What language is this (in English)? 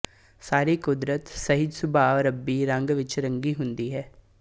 Punjabi